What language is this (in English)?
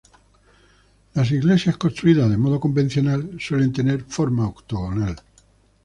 Spanish